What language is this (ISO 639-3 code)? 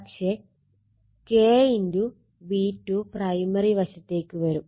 mal